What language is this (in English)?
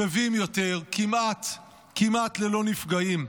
Hebrew